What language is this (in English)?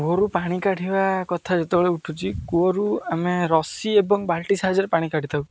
Odia